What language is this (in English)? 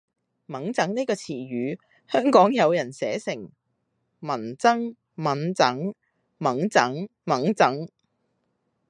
Cantonese